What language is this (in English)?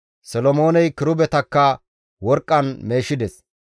Gamo